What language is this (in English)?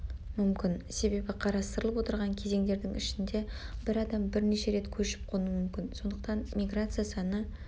Kazakh